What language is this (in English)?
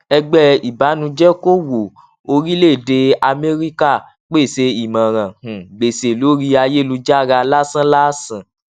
Yoruba